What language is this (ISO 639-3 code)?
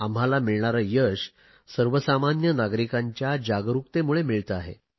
mar